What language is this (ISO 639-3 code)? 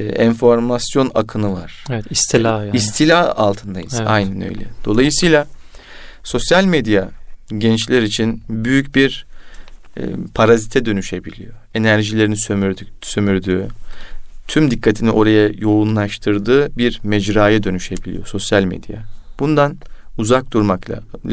tur